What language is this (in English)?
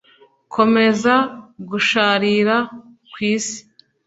Kinyarwanda